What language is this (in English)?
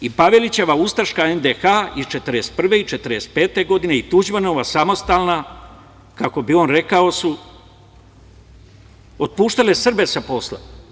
Serbian